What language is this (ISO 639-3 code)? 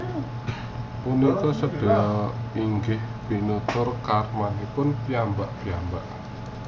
jav